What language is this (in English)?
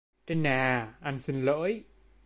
Vietnamese